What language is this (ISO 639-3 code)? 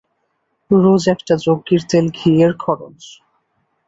ben